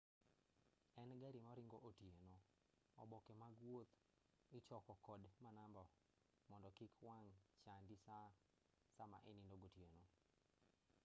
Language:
Luo (Kenya and Tanzania)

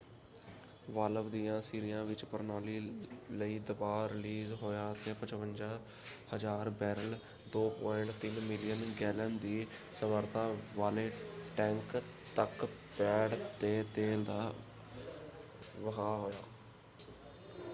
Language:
Punjabi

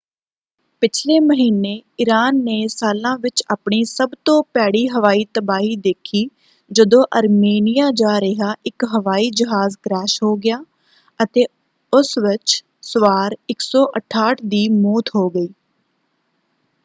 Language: Punjabi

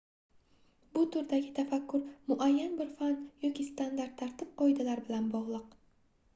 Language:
Uzbek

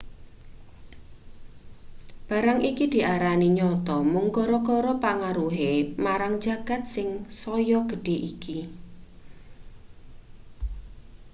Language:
Javanese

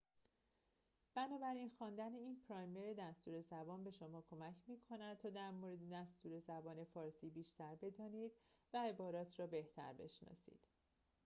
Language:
Persian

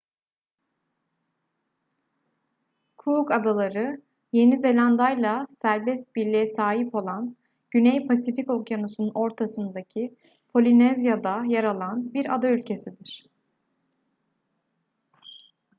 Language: Turkish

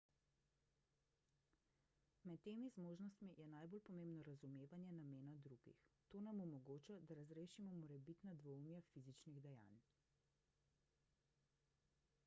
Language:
Slovenian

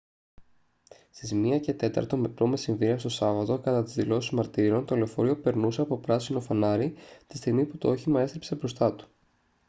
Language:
Greek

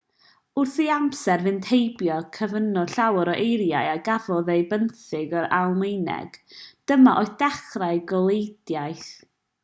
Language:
Welsh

